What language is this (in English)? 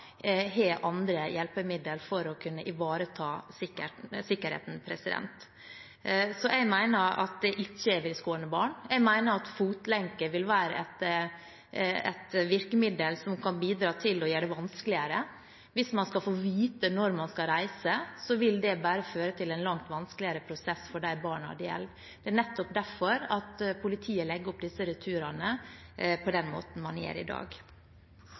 Norwegian Bokmål